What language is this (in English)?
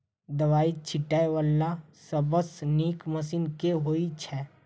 Maithili